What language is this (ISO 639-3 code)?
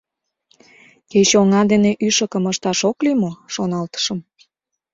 chm